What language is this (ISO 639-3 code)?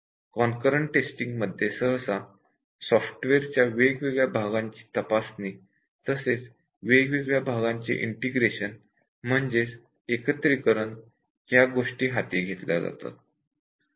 mar